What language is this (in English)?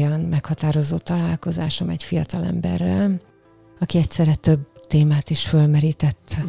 Hungarian